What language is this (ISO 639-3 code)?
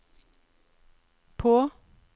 nor